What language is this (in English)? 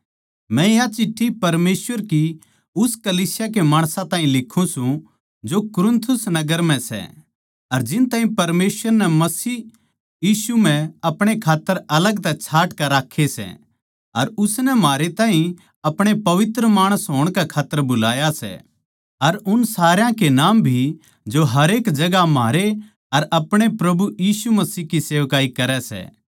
Haryanvi